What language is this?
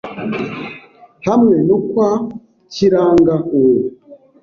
Kinyarwanda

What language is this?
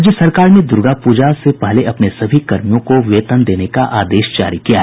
Hindi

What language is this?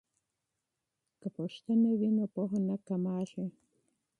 Pashto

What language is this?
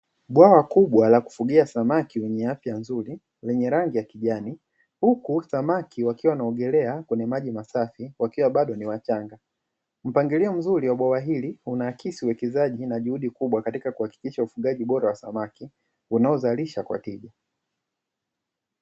Swahili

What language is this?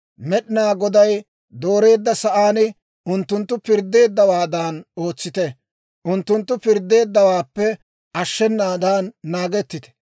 Dawro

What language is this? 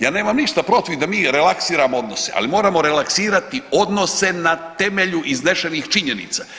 Croatian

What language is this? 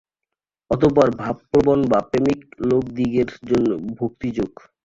Bangla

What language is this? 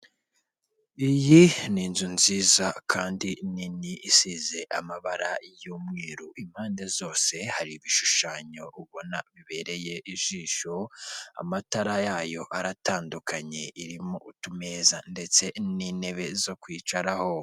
Kinyarwanda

